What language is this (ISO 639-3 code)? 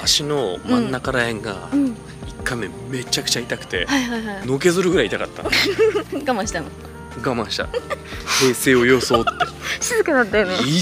jpn